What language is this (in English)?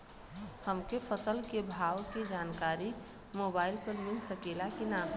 Bhojpuri